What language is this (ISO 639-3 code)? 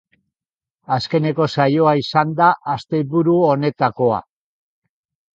eus